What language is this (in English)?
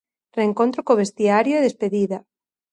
Galician